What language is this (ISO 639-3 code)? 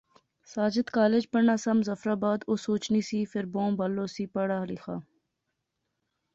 phr